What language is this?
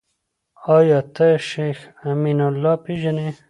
Pashto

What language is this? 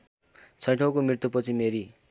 Nepali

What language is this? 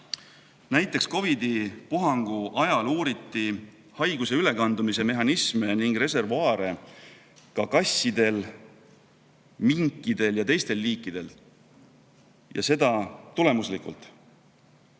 Estonian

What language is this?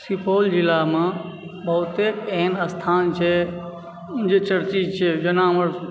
Maithili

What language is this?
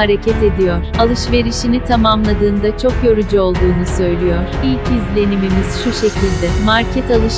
Turkish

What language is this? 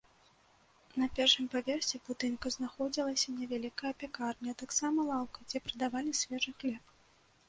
Belarusian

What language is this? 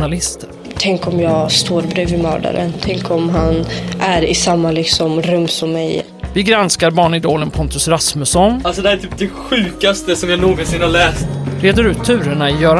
Swedish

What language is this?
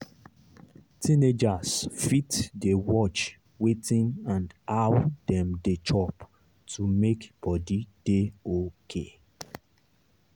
Nigerian Pidgin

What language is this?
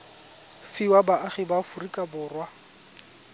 Tswana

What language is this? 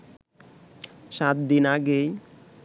Bangla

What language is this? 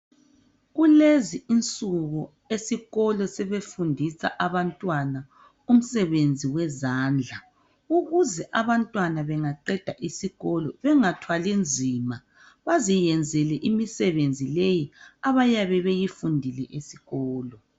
North Ndebele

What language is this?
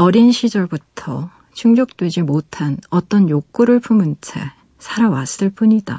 Korean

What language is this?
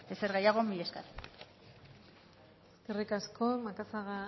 Basque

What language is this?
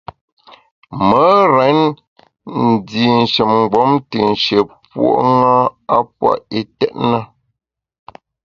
Bamun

